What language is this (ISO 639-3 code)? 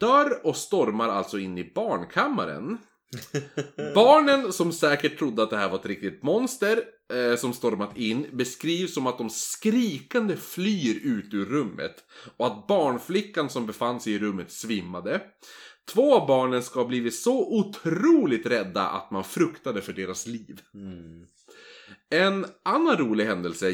swe